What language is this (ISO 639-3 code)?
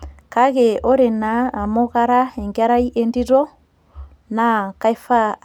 mas